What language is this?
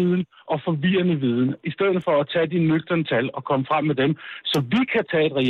Danish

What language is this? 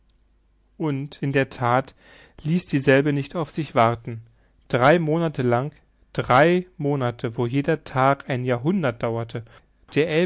German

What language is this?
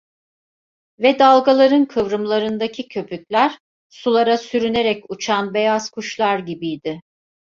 Turkish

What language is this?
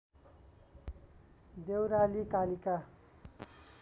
Nepali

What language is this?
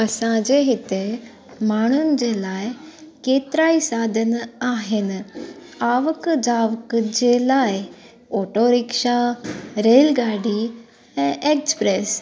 Sindhi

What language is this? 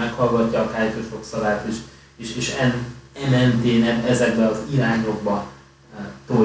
Hungarian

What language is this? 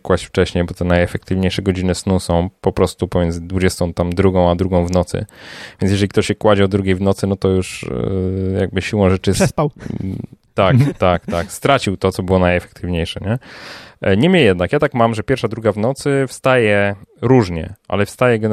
Polish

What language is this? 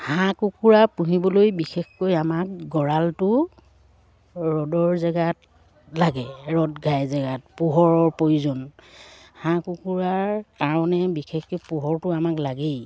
Assamese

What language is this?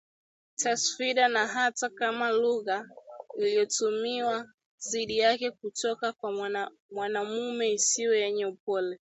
Swahili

